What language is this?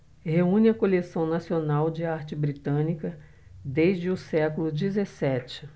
Portuguese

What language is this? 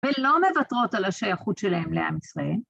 Hebrew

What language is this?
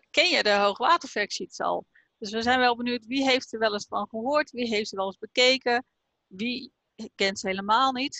Dutch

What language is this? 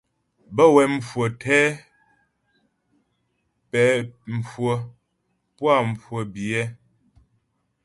Ghomala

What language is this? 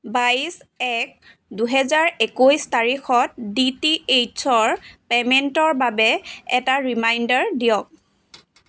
Assamese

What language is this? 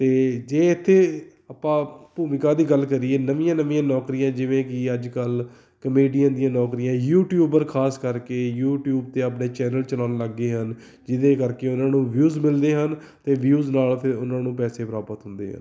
Punjabi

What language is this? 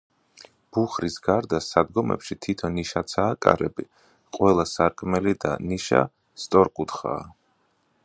Georgian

